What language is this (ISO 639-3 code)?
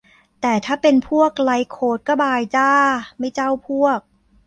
tha